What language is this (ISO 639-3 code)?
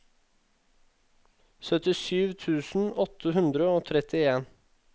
nor